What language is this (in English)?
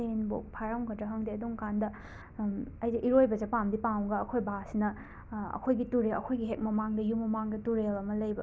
Manipuri